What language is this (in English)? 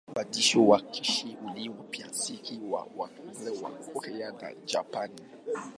Swahili